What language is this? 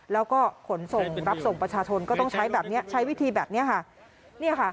Thai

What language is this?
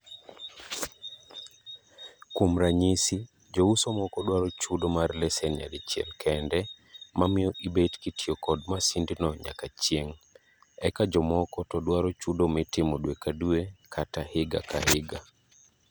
Luo (Kenya and Tanzania)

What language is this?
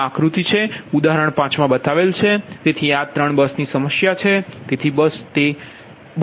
Gujarati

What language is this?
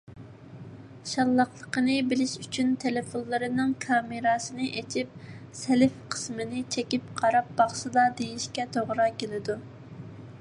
Uyghur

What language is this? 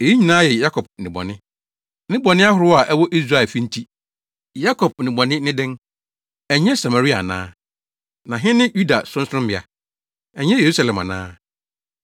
Akan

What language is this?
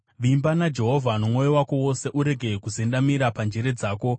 Shona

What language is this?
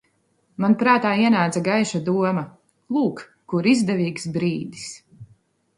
Latvian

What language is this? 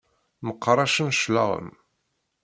Kabyle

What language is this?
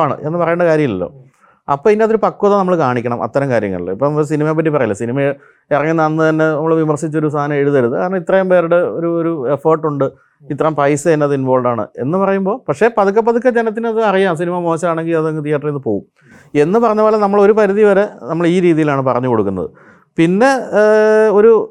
Malayalam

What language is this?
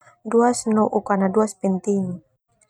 Termanu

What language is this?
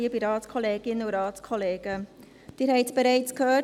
Swiss German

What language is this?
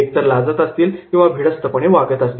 Marathi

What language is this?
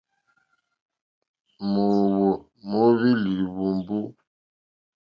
Mokpwe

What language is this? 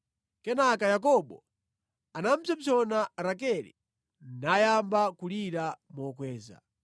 Nyanja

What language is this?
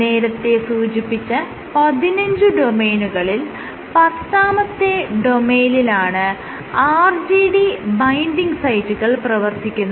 Malayalam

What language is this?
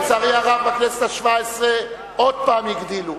Hebrew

